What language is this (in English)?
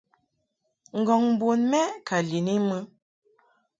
Mungaka